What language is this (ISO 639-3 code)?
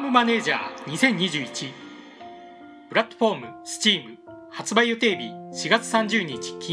jpn